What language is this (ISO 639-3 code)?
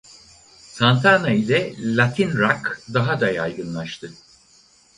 tur